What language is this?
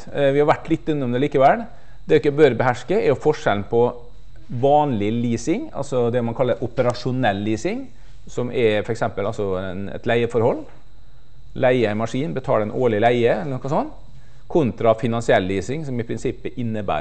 Norwegian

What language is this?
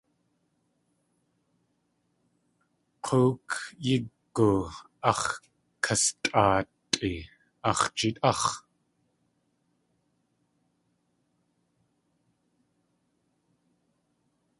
Tlingit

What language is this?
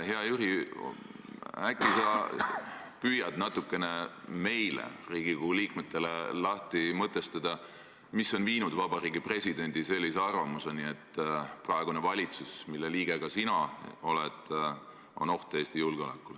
Estonian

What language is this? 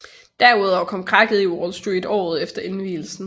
Danish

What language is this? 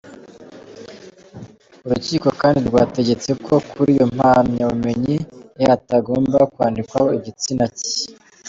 Kinyarwanda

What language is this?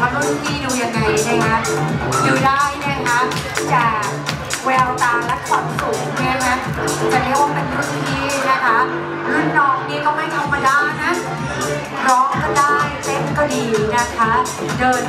Thai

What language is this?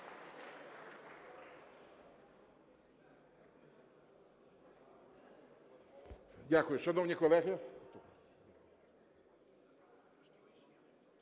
Ukrainian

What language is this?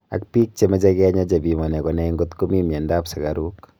Kalenjin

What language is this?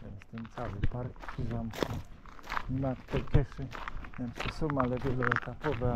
Polish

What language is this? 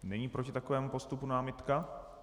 Czech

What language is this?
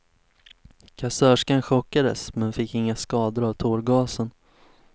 Swedish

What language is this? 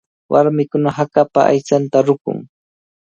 Cajatambo North Lima Quechua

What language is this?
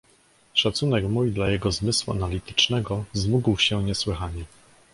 Polish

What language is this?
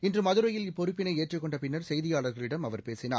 Tamil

